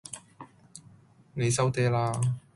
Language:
Cantonese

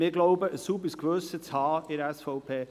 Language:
Swiss German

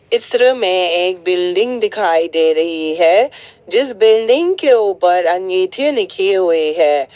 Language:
Hindi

